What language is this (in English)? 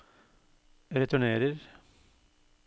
Norwegian